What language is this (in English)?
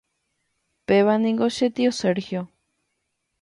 Guarani